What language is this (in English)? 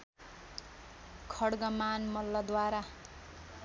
Nepali